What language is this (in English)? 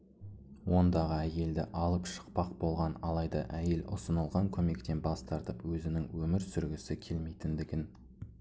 Kazakh